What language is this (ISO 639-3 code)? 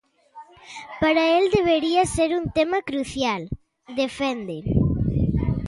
glg